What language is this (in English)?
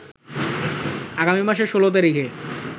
Bangla